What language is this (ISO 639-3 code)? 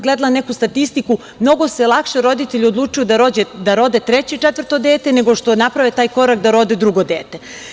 srp